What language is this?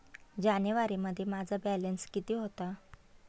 Marathi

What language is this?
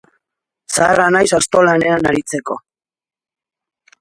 Basque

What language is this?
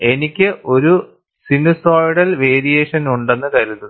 Malayalam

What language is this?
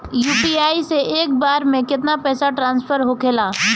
Bhojpuri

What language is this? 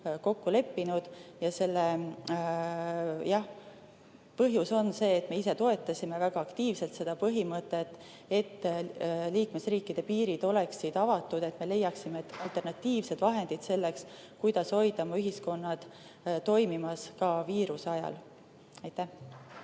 Estonian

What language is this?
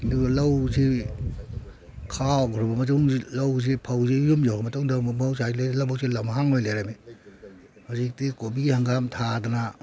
Manipuri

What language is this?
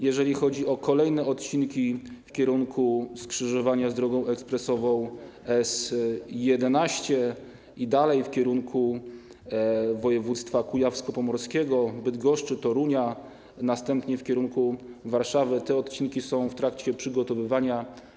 Polish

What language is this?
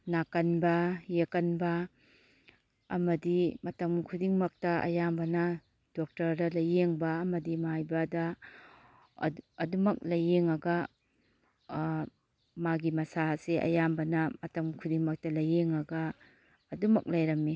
Manipuri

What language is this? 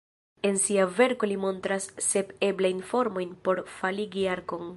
Esperanto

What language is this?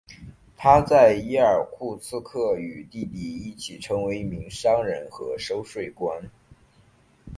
Chinese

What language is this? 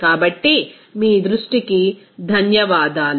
Telugu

